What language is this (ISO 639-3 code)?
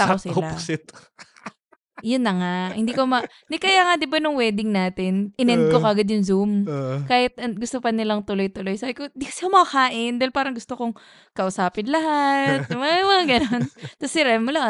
fil